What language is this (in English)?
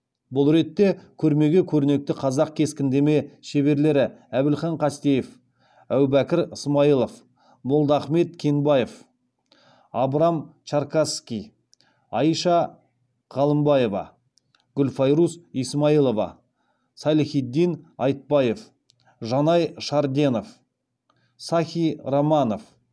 Kazakh